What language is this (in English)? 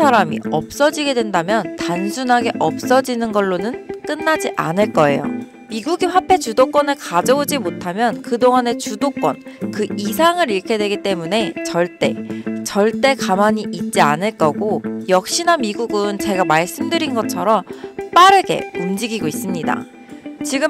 Korean